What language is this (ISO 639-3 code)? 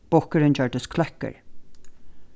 fao